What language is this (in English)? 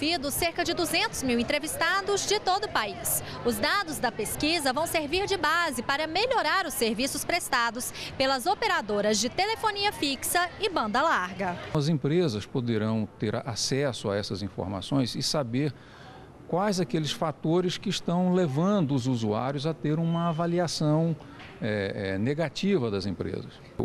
Portuguese